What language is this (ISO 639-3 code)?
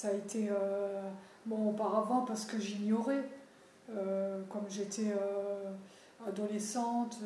fra